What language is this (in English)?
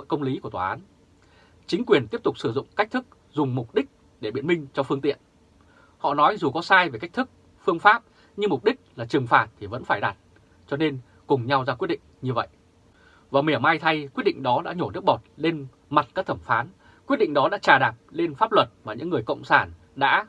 Vietnamese